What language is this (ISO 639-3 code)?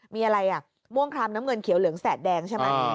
tha